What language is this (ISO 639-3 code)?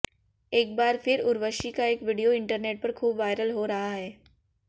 hin